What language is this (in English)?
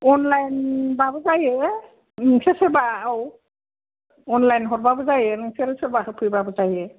Bodo